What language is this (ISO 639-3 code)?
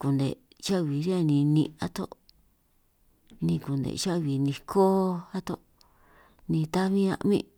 trq